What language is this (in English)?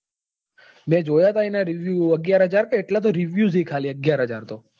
Gujarati